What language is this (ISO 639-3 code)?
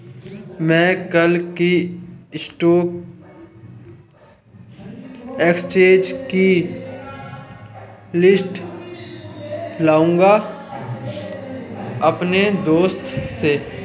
hin